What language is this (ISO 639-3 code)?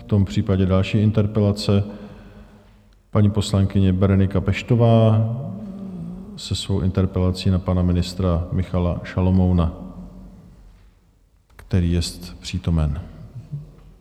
ces